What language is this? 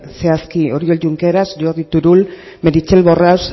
Basque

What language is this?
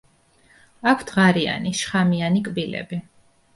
Georgian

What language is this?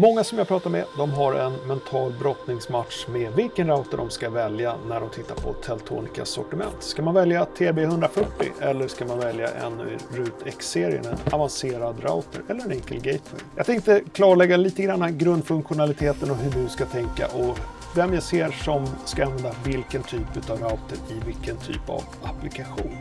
Swedish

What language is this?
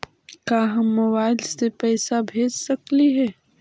Magahi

